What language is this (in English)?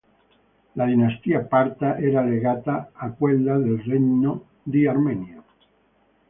Italian